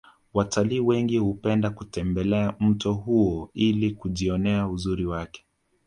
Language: Swahili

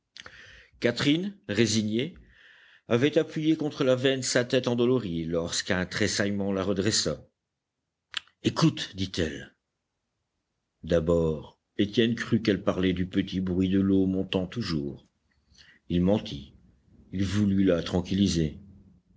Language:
French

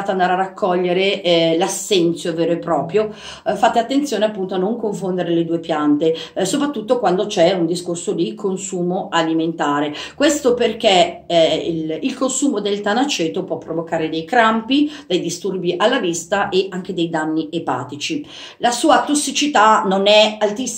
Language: Italian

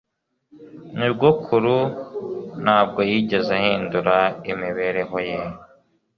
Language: Kinyarwanda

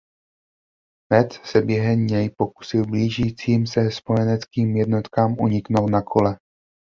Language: Czech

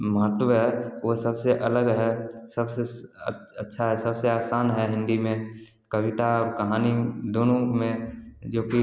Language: Hindi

